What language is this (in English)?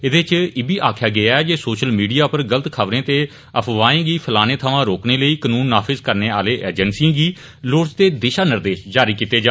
Dogri